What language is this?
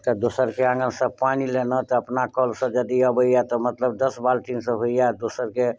Maithili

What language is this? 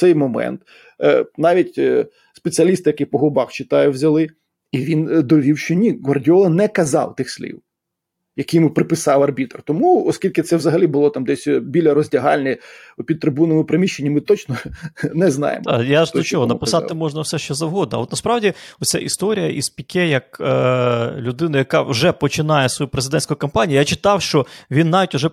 Ukrainian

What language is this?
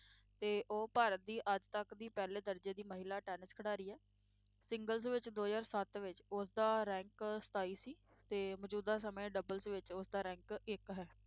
Punjabi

